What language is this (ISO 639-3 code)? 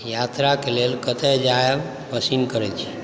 mai